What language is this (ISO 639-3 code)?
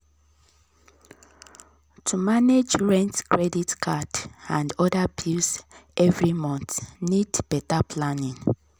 pcm